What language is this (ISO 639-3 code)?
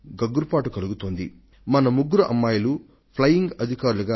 tel